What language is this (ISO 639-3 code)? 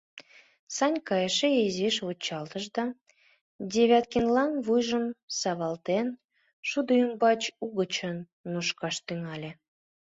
chm